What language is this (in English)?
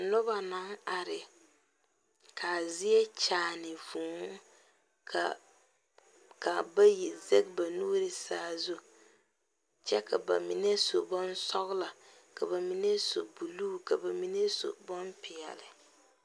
Southern Dagaare